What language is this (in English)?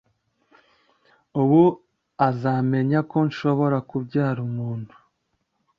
Kinyarwanda